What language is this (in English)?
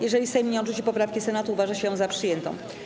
Polish